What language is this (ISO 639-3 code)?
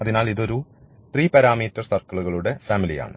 mal